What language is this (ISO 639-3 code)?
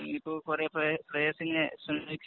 mal